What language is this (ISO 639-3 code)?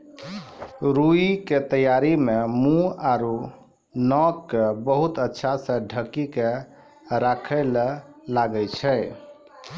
mai